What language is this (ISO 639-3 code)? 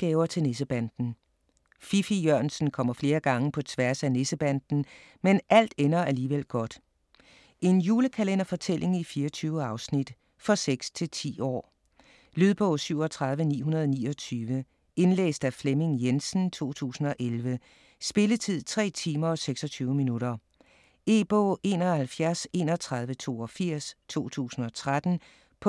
dan